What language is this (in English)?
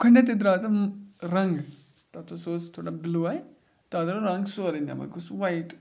Kashmiri